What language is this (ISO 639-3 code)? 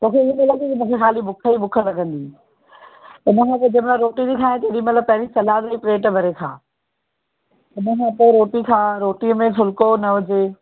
snd